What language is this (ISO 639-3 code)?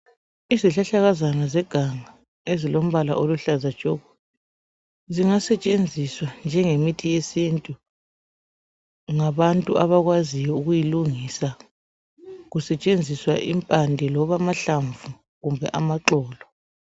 nde